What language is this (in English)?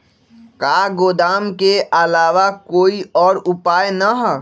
Magahi